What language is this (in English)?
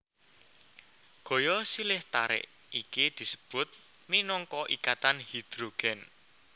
Javanese